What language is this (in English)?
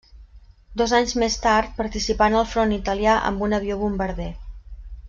Catalan